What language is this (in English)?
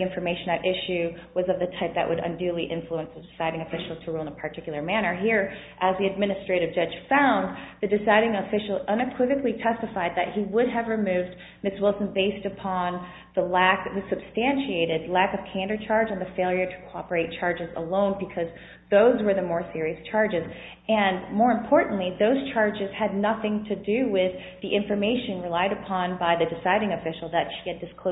English